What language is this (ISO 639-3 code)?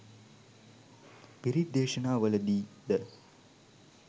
sin